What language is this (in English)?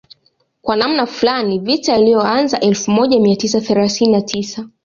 Swahili